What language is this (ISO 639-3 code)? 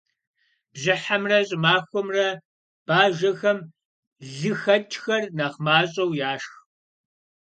kbd